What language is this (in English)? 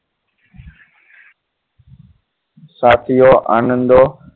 Gujarati